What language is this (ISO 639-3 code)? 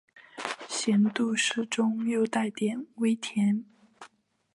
zho